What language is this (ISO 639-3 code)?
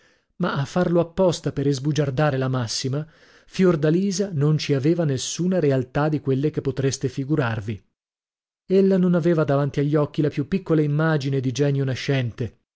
ita